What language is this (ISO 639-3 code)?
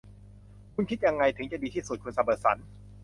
tha